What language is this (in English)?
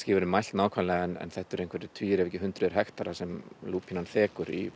Icelandic